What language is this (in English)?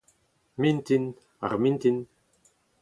Breton